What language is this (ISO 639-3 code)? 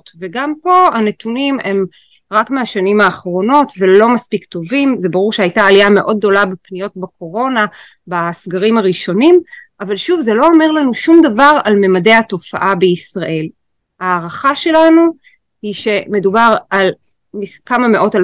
heb